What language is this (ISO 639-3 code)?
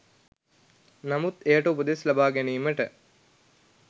sin